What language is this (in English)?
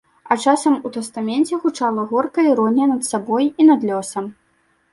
Belarusian